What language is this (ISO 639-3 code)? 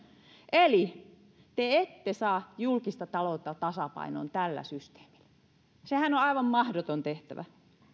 fin